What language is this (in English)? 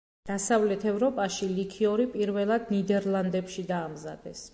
Georgian